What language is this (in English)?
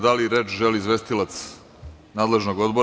Serbian